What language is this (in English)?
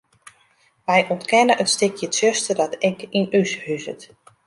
Western Frisian